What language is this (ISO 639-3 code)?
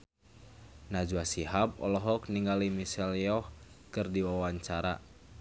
sun